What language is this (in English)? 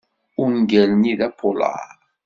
Kabyle